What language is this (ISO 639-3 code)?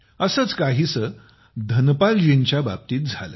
mar